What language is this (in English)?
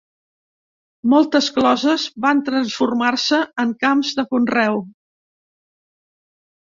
Catalan